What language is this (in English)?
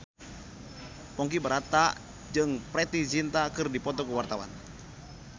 Sundanese